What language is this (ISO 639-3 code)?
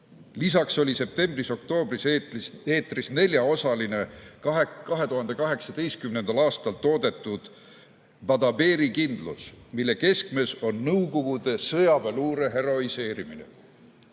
est